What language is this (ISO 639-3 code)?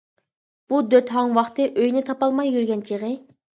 uig